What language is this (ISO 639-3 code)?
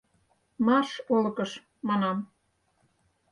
chm